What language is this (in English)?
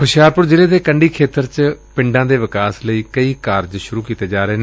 Punjabi